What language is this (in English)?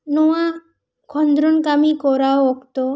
Santali